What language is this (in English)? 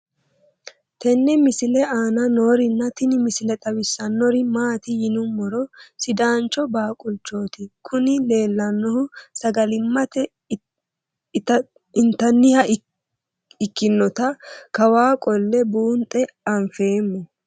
Sidamo